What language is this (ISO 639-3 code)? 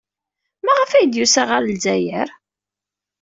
kab